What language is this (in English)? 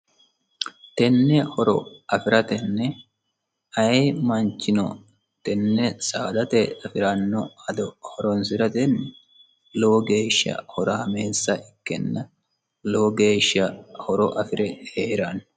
Sidamo